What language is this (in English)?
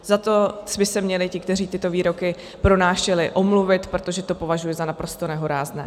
Czech